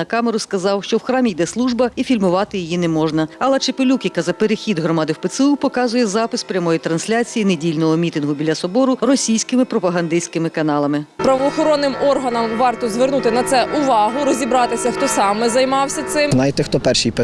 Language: Ukrainian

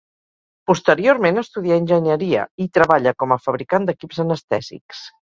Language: Catalan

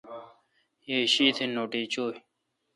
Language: Kalkoti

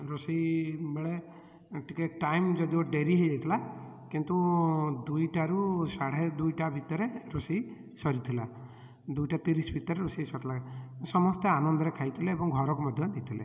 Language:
Odia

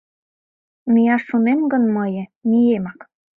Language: Mari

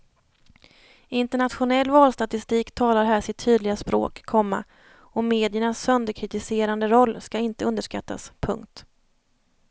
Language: Swedish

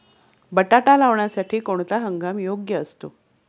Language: Marathi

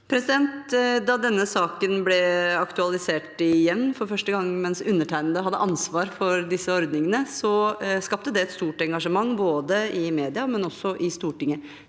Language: Norwegian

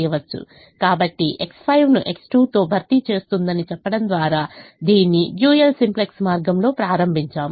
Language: Telugu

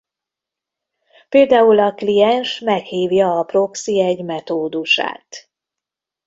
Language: Hungarian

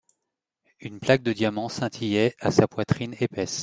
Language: French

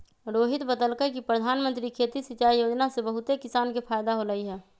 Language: Magahi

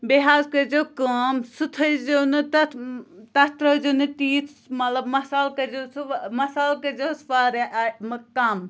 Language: Kashmiri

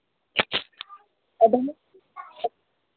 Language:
Manipuri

